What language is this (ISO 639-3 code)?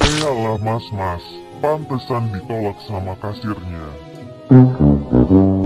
ind